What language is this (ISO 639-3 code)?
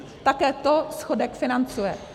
ces